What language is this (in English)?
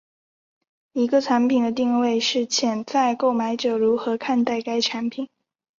Chinese